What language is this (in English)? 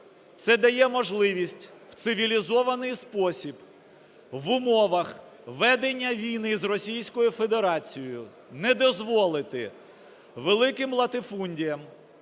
Ukrainian